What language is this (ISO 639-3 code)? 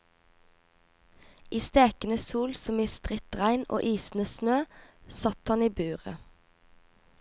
nor